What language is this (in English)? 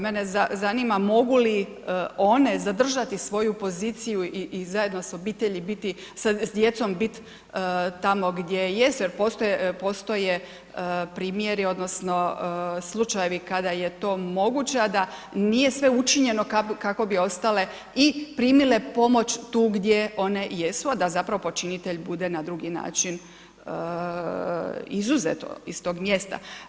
Croatian